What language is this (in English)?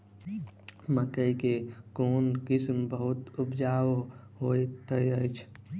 Maithili